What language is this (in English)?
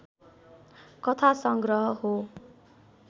Nepali